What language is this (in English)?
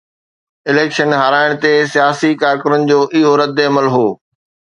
Sindhi